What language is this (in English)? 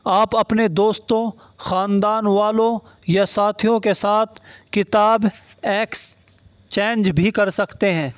Urdu